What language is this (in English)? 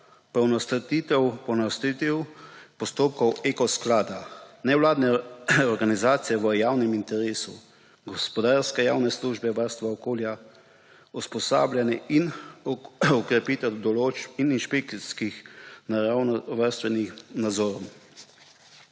Slovenian